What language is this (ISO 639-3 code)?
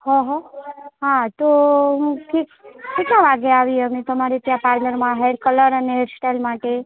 guj